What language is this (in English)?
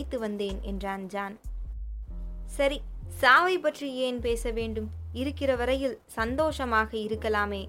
Tamil